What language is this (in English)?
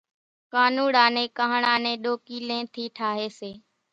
Kachi Koli